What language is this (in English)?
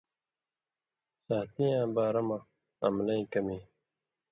Indus Kohistani